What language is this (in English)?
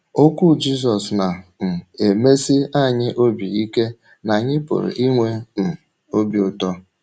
Igbo